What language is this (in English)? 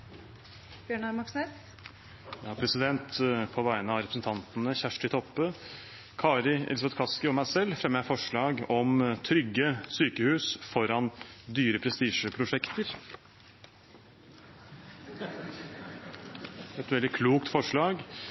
Norwegian